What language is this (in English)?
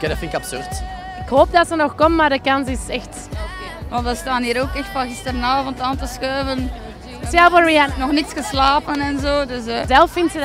Dutch